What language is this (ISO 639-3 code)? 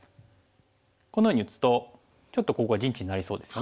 jpn